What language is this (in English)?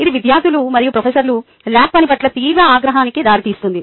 Telugu